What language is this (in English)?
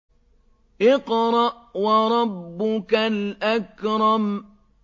Arabic